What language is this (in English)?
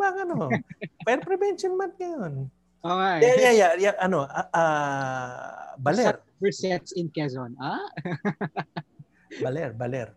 Filipino